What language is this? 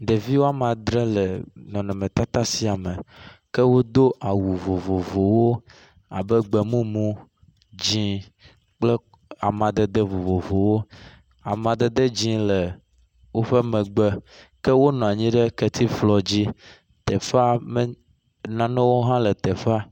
Ewe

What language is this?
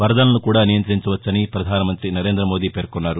Telugu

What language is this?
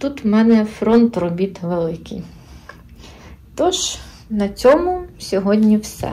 Ukrainian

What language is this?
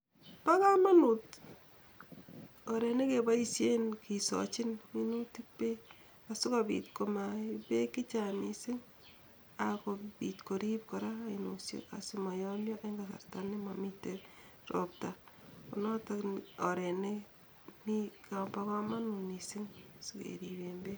Kalenjin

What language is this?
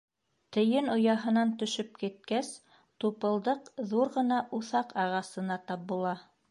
Bashkir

